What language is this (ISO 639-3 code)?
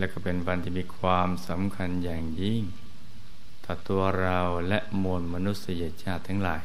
tha